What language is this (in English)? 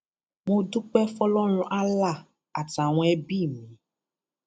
Yoruba